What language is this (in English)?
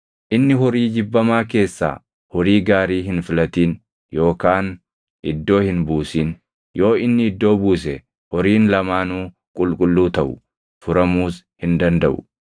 Oromo